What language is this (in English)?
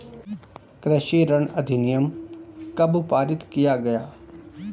Hindi